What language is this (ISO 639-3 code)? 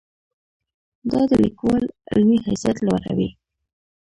pus